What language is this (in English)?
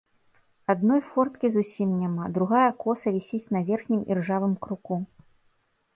Belarusian